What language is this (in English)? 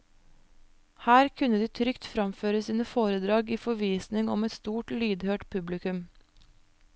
Norwegian